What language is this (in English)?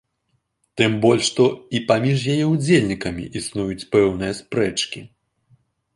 Belarusian